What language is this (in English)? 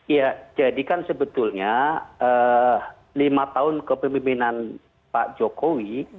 Indonesian